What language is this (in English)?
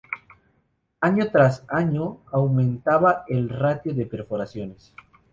Spanish